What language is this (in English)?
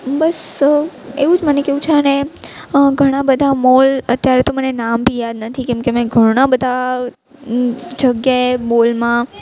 Gujarati